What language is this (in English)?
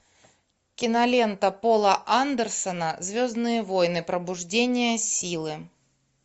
Russian